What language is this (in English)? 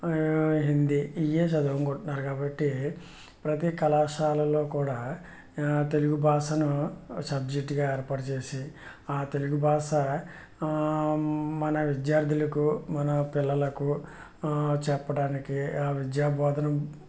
Telugu